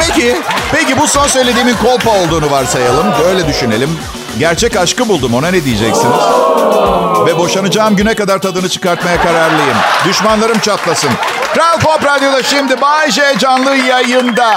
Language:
Turkish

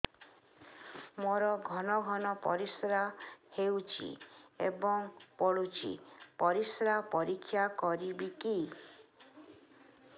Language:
Odia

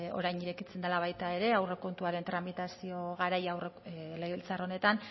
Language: Basque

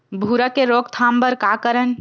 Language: Chhattisgarhi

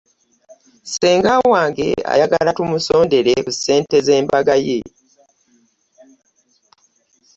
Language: Ganda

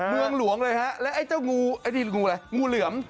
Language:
Thai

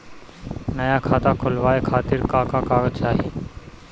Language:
Bhojpuri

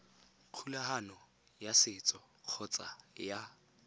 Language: Tswana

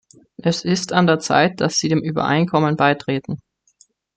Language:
German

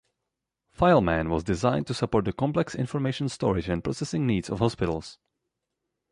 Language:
English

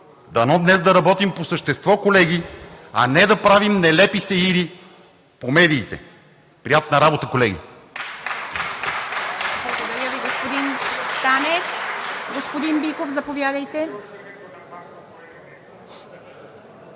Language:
Bulgarian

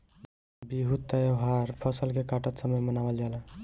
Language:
Bhojpuri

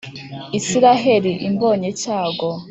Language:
Kinyarwanda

